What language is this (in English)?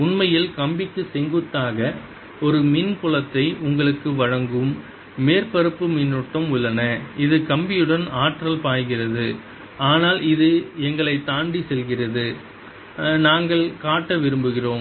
Tamil